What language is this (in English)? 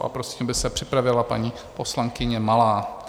Czech